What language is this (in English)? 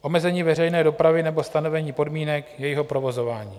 Czech